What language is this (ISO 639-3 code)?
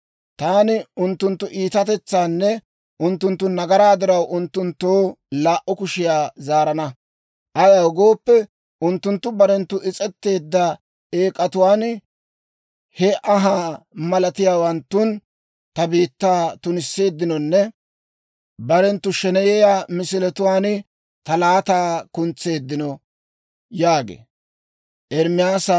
dwr